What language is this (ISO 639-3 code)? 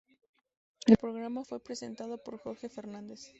spa